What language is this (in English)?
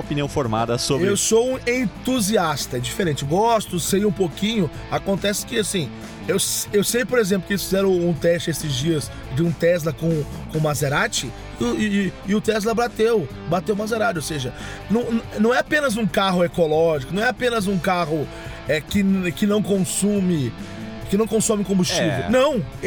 Portuguese